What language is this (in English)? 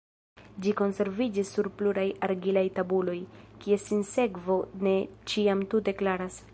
Esperanto